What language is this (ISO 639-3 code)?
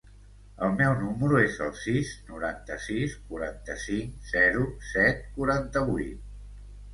cat